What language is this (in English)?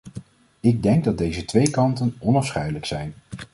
Dutch